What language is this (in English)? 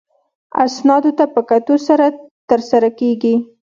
Pashto